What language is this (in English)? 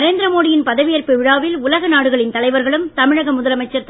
Tamil